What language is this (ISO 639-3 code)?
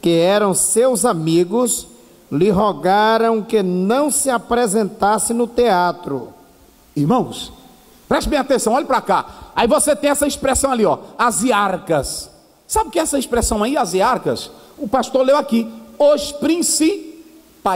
por